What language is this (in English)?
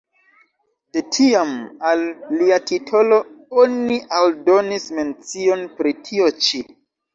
Esperanto